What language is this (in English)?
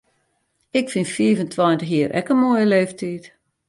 Western Frisian